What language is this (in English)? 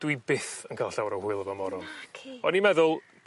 Welsh